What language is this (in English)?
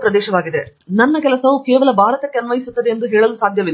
Kannada